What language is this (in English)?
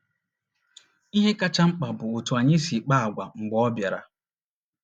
Igbo